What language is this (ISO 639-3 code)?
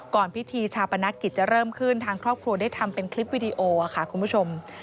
tha